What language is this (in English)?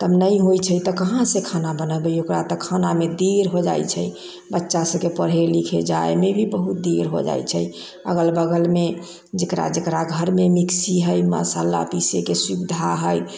Maithili